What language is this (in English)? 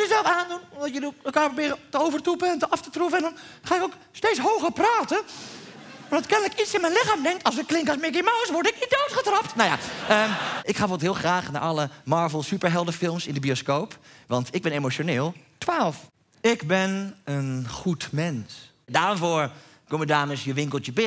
Dutch